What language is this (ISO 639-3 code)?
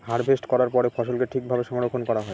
ben